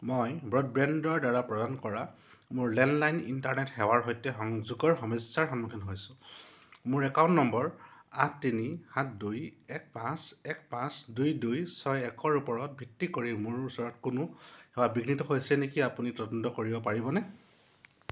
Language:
Assamese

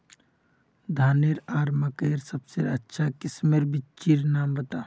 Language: Magahi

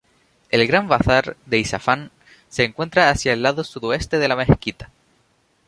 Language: Spanish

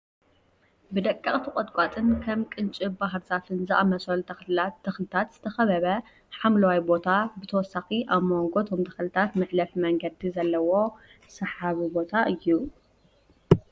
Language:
Tigrinya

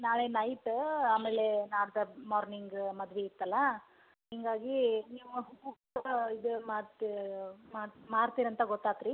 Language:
Kannada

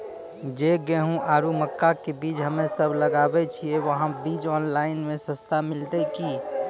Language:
Maithili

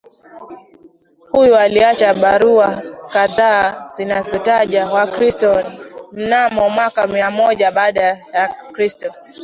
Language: Swahili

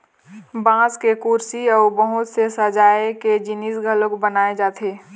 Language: Chhattisgarhi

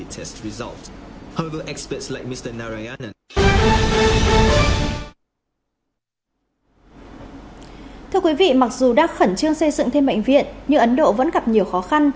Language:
Vietnamese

